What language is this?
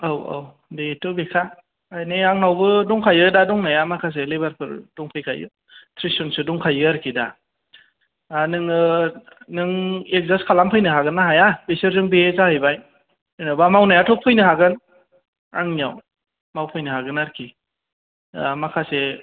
Bodo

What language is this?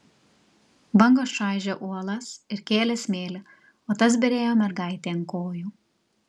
Lithuanian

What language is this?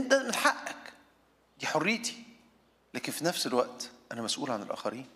Arabic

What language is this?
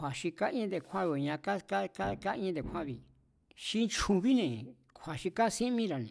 Mazatlán Mazatec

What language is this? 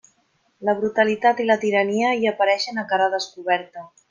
Catalan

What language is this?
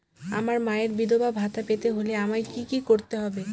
Bangla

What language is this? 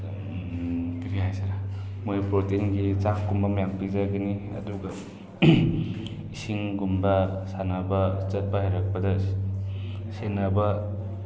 Manipuri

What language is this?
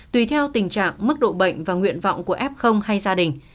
Vietnamese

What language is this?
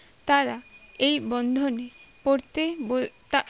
Bangla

